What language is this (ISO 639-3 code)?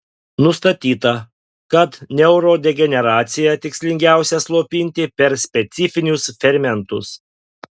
lit